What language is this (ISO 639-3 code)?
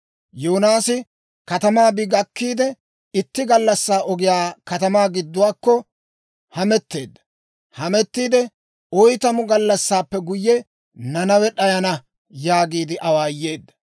dwr